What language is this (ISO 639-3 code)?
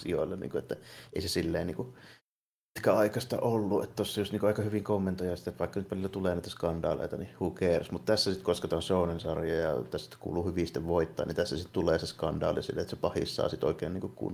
fin